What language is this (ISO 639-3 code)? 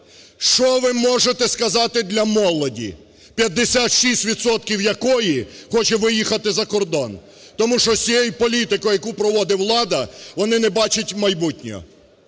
ukr